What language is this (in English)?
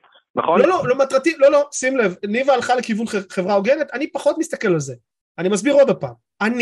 Hebrew